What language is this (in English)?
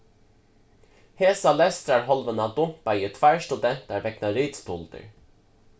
Faroese